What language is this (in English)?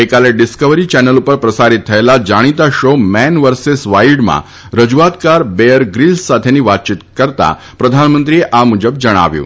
Gujarati